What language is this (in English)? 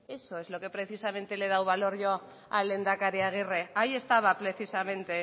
Spanish